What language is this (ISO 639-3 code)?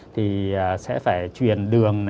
vie